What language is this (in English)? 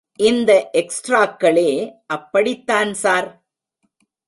Tamil